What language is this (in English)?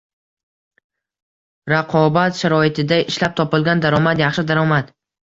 Uzbek